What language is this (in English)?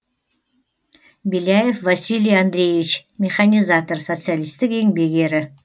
Kazakh